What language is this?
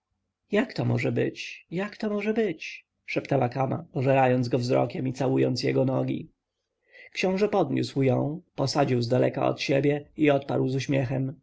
Polish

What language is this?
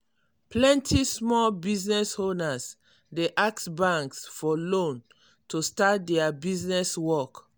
Nigerian Pidgin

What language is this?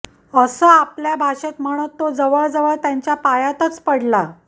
Marathi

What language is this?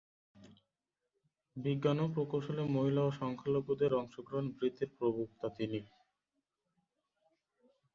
Bangla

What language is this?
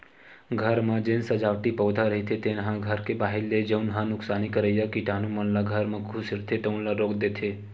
Chhattisgarhi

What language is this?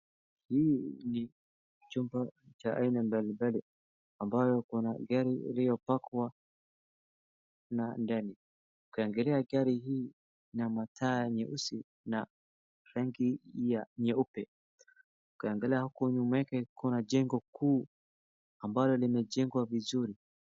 Swahili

